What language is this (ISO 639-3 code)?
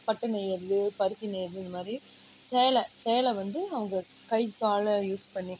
tam